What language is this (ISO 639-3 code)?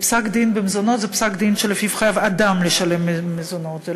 heb